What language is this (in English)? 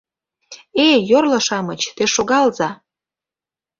Mari